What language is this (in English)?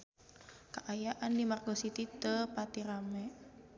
Sundanese